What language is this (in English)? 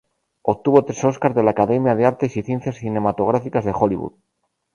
Spanish